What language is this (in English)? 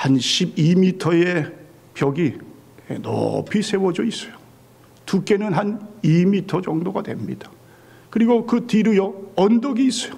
Korean